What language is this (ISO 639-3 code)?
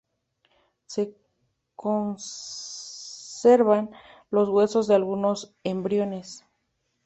spa